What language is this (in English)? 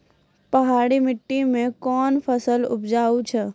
Maithili